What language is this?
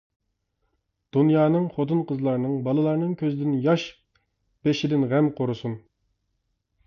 Uyghur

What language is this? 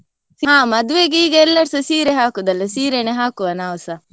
Kannada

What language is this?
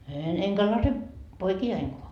Finnish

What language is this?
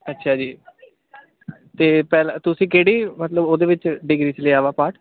Punjabi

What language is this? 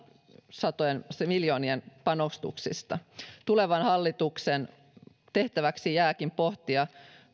Finnish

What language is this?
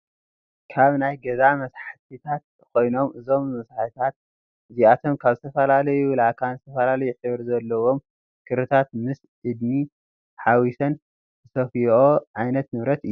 Tigrinya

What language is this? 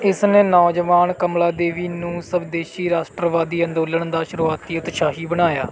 Punjabi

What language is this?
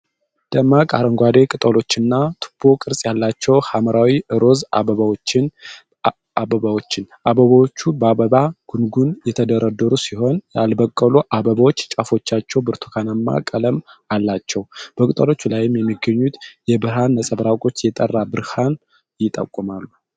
Amharic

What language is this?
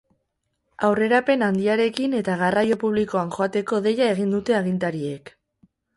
Basque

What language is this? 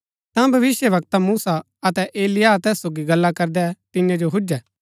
Gaddi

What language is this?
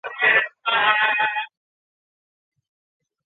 Chinese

